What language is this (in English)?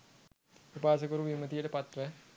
Sinhala